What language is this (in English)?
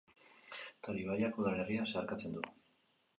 Basque